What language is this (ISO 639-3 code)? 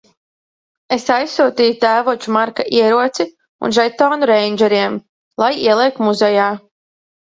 lav